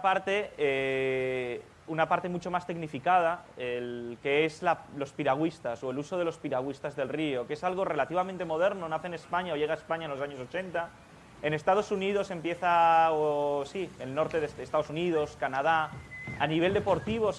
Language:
Spanish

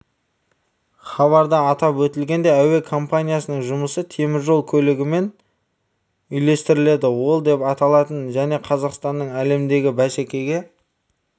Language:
Kazakh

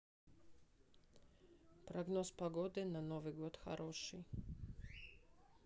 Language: Russian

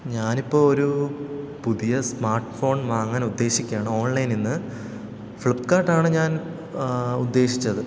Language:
Malayalam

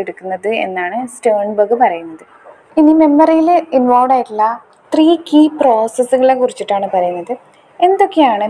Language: Malayalam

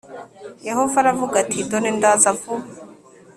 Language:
Kinyarwanda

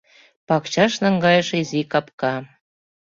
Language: Mari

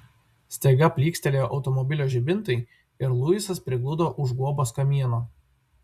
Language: Lithuanian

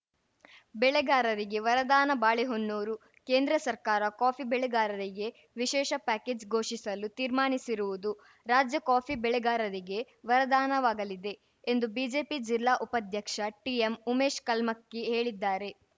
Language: Kannada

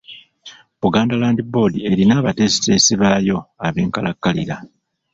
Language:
Ganda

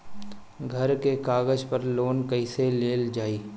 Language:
Bhojpuri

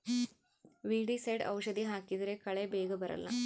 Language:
Kannada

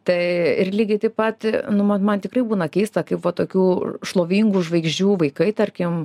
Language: Lithuanian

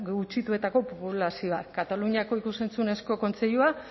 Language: Basque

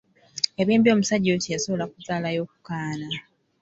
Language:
Ganda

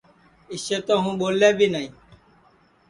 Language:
Sansi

